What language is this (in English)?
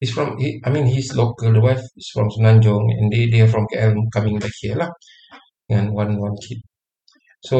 Malay